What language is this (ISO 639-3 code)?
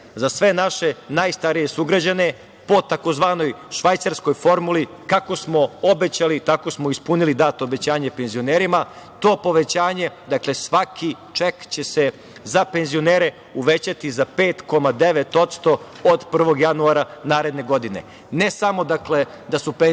srp